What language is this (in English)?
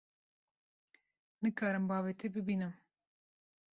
Kurdish